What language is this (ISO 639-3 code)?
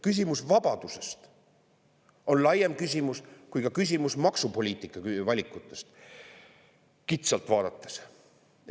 est